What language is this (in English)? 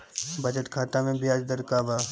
Bhojpuri